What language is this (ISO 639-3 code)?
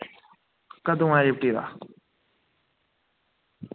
doi